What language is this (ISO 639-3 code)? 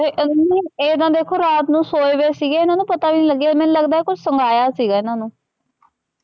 pan